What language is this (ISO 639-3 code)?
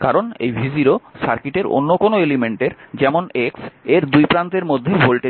ben